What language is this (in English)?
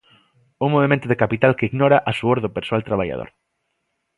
Galician